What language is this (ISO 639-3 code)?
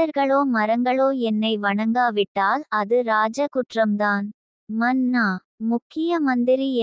tam